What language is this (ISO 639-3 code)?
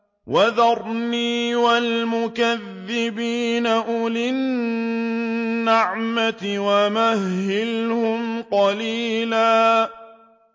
ara